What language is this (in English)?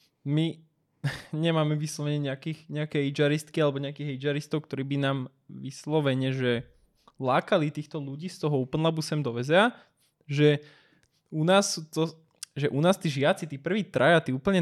Slovak